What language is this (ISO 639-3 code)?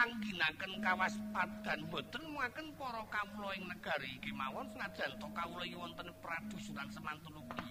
ind